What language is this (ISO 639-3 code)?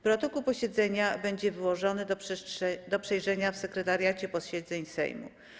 pol